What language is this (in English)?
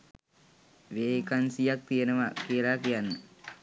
Sinhala